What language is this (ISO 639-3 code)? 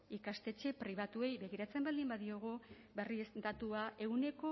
eus